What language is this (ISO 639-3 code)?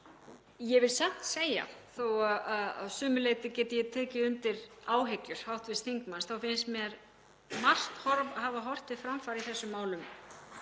isl